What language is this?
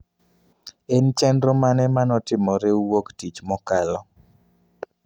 Luo (Kenya and Tanzania)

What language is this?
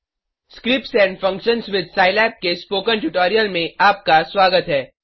Hindi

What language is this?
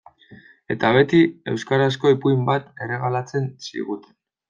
Basque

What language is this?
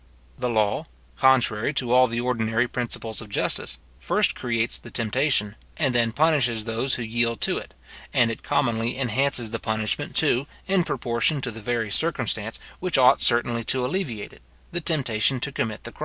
English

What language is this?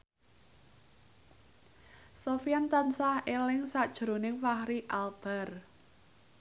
Javanese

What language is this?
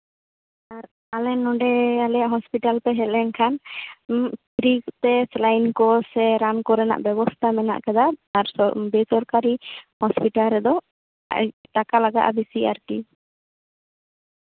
Santali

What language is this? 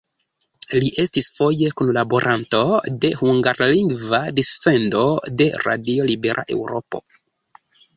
Esperanto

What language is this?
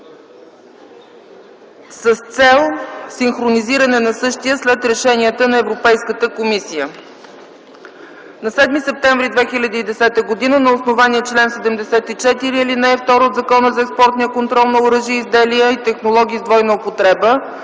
Bulgarian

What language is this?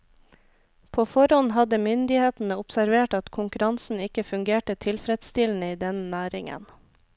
Norwegian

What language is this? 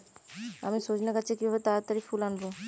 Bangla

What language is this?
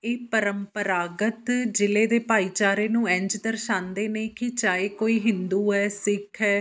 Punjabi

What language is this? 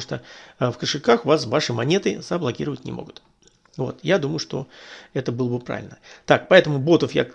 Russian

